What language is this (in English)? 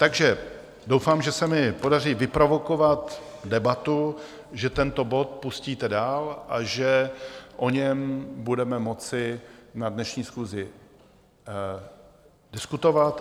Czech